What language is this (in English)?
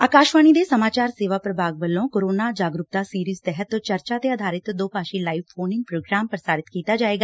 Punjabi